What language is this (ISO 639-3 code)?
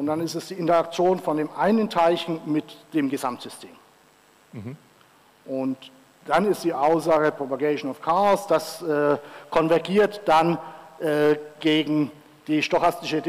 deu